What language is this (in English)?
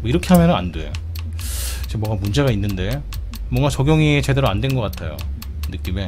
Korean